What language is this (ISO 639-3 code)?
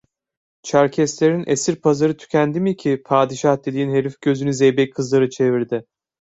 tur